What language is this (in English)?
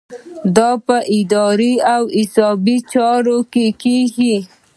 Pashto